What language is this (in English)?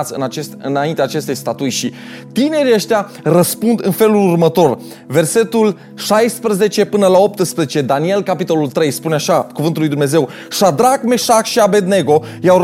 Romanian